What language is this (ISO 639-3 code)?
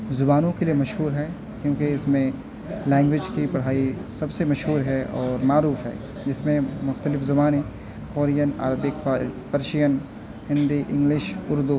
urd